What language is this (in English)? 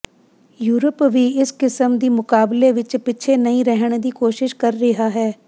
Punjabi